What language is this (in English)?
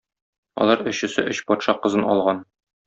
Tatar